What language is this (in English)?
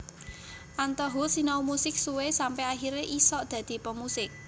Javanese